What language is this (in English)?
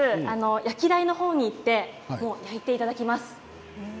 Japanese